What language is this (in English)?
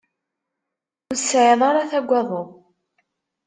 Kabyle